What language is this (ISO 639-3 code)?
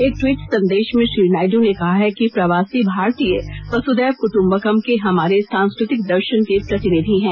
hin